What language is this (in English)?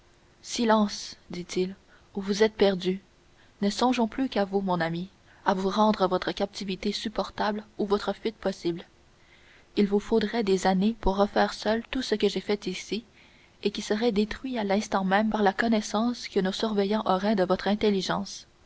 French